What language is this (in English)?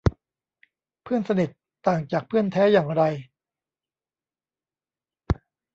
Thai